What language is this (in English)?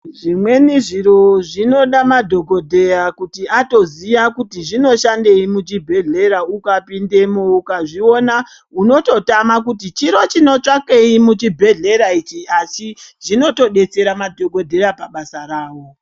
Ndau